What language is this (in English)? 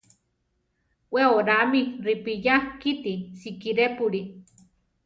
Central Tarahumara